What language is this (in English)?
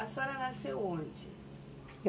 Portuguese